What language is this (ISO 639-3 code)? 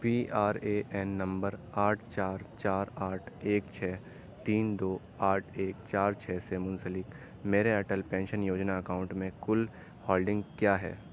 urd